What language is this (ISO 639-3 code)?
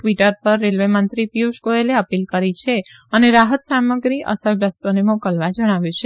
guj